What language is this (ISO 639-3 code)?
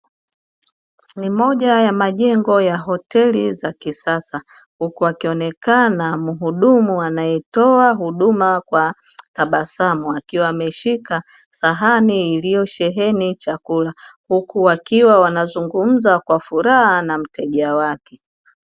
swa